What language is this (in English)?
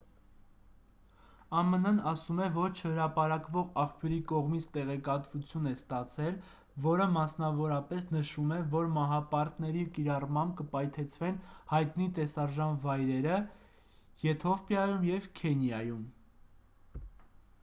Armenian